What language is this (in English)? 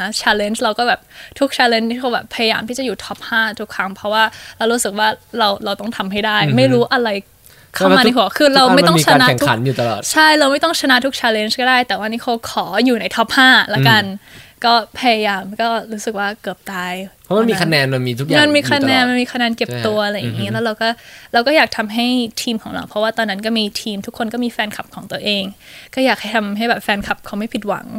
Thai